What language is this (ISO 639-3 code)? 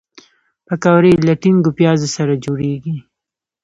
pus